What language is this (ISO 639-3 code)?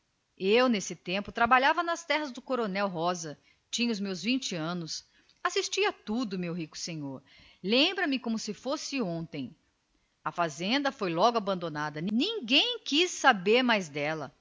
por